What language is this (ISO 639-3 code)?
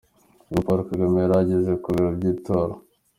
kin